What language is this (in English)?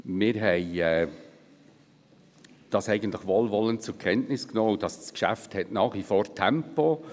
Swiss German